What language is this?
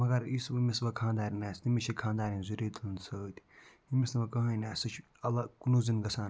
Kashmiri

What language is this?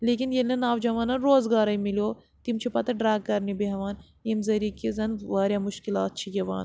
Kashmiri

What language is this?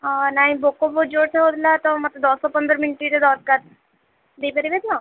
Odia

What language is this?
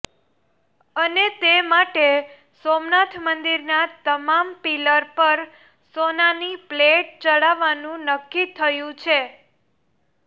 Gujarati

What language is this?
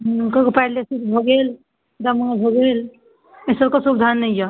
Maithili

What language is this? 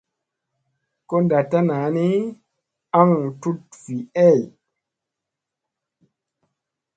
Musey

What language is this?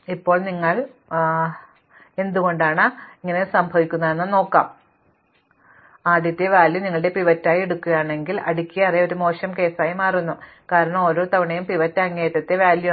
Malayalam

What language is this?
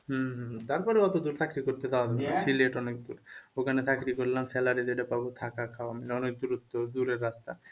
Bangla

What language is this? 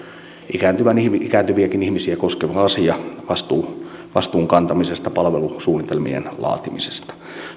Finnish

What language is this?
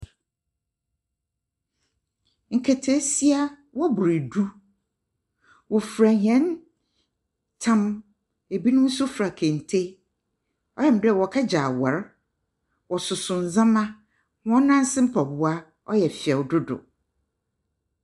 Akan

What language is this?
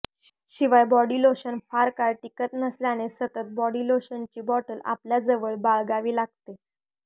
Marathi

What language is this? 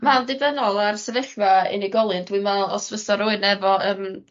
Welsh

